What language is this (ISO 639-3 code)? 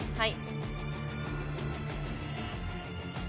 jpn